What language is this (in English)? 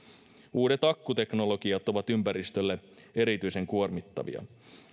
Finnish